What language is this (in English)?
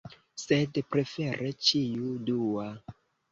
Esperanto